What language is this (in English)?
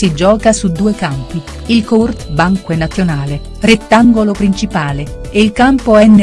Italian